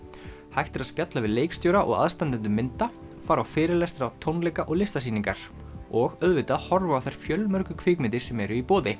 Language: Icelandic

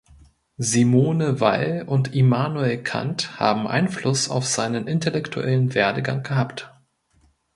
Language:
German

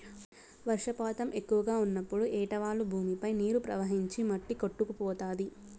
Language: Telugu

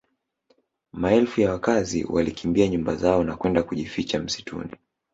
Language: Swahili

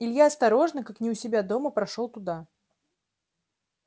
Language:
Russian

